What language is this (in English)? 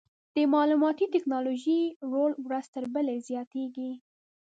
Pashto